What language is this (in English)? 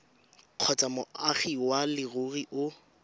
Tswana